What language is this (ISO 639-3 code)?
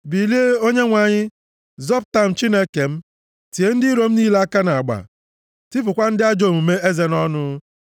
ibo